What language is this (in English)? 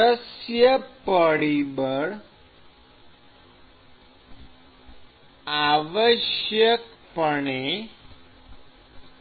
Gujarati